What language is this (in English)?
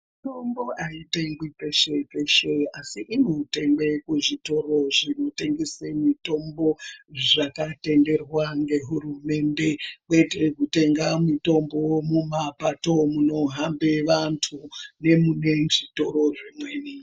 Ndau